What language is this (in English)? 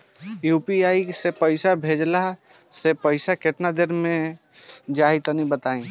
Bhojpuri